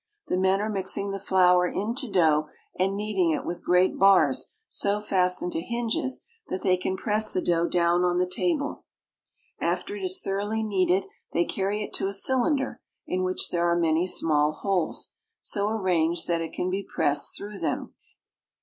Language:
English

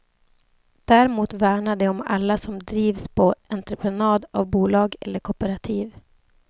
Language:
Swedish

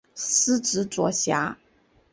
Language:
Chinese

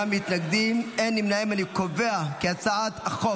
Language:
Hebrew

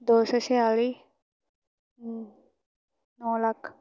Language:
Punjabi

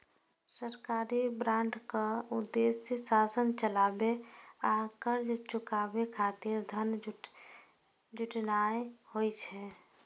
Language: Maithili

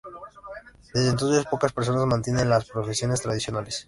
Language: Spanish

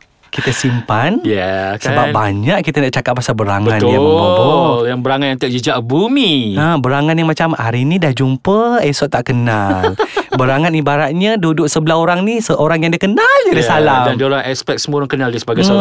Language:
Malay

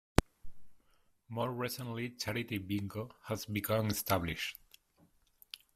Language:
English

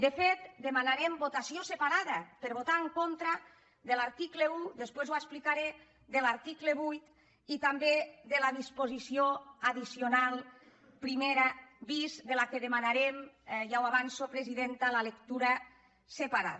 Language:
Catalan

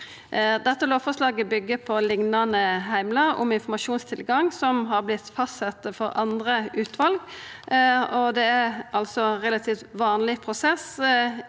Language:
Norwegian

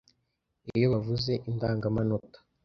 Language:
Kinyarwanda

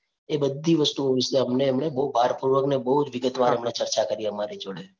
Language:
Gujarati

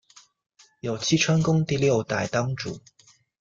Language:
Chinese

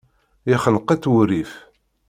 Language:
Kabyle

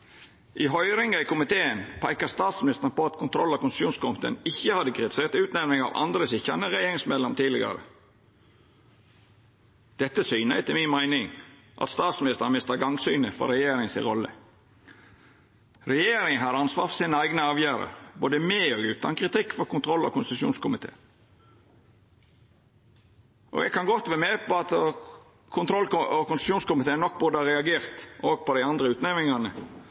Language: Norwegian Nynorsk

